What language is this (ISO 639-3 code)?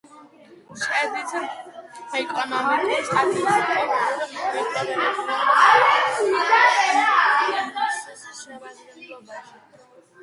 kat